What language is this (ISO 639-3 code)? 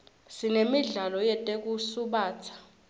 ssw